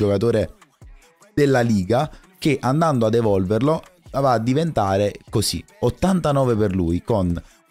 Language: Italian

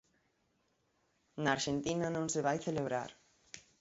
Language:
Galician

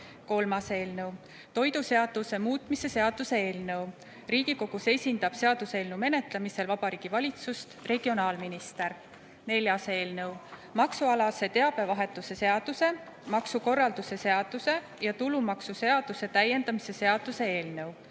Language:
Estonian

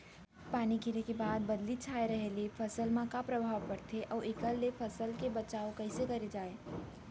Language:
Chhattisgarhi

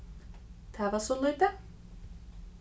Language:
Faroese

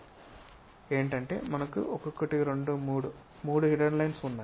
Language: Telugu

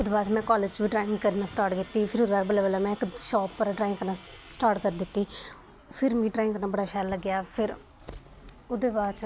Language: Dogri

